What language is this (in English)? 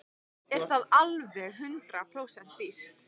Icelandic